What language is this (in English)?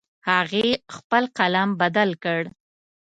Pashto